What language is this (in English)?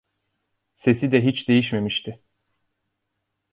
Turkish